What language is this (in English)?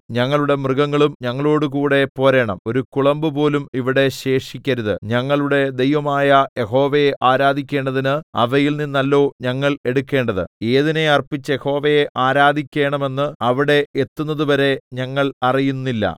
Malayalam